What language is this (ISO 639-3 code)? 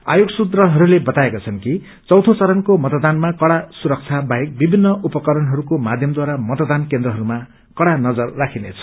nep